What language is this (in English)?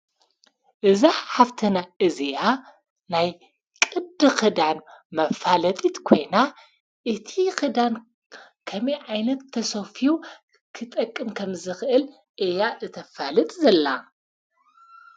Tigrinya